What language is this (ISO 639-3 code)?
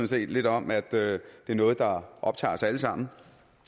dan